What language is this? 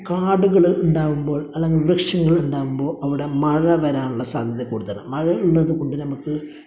Malayalam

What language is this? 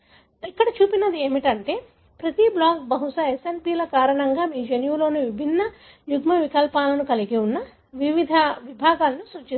Telugu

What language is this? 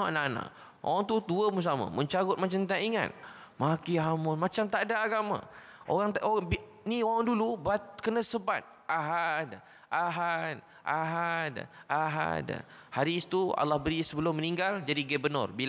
Malay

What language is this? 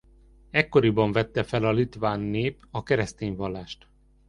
Hungarian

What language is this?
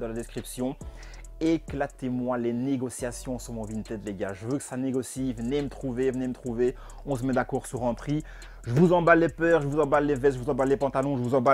French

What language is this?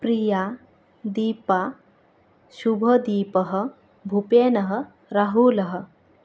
Sanskrit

